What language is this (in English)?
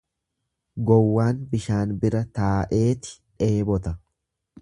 Oromo